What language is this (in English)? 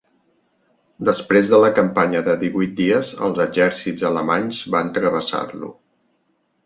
Catalan